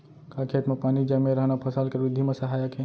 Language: Chhattisgarhi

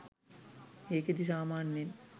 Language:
Sinhala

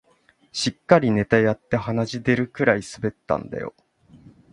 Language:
Japanese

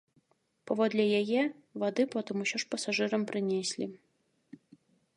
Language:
Belarusian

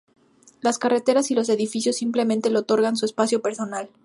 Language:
Spanish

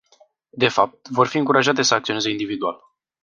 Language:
Romanian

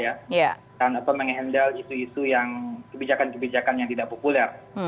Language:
Indonesian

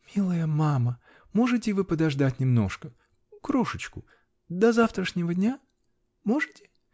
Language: Russian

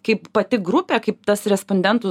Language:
Lithuanian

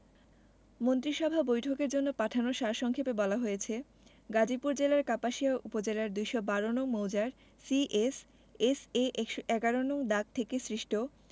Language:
Bangla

